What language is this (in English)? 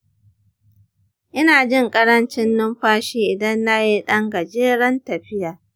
Hausa